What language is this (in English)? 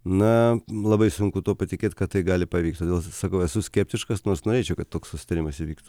Lithuanian